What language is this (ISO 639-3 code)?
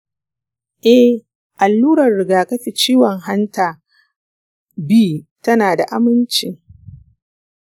hau